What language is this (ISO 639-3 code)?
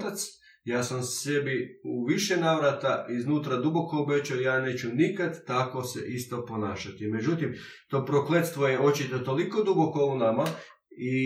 hrv